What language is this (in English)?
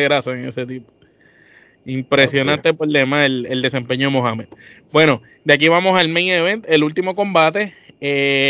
Spanish